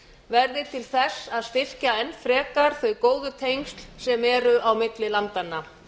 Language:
Icelandic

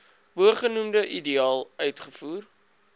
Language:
Afrikaans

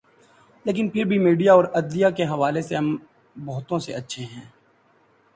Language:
Urdu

